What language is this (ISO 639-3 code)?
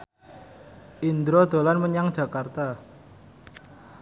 jav